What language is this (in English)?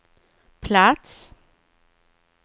Swedish